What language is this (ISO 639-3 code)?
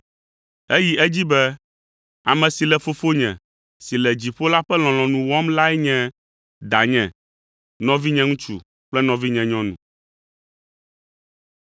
ewe